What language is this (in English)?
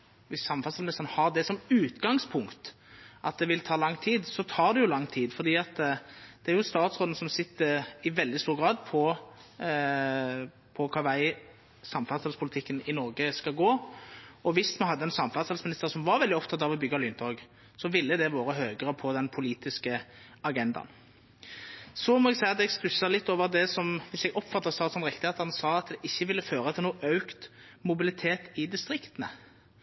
Norwegian Nynorsk